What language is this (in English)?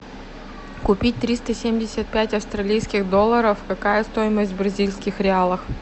Russian